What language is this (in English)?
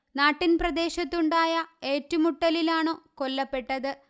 Malayalam